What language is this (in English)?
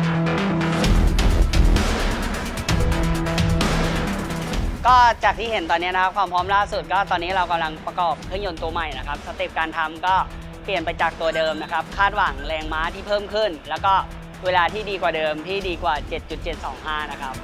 Thai